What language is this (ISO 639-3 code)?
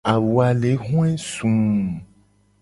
gej